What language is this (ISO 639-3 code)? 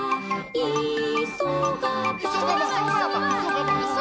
jpn